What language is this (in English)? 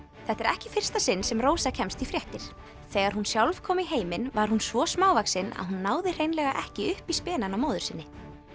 Icelandic